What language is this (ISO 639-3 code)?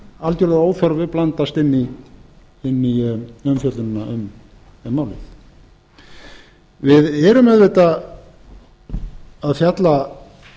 isl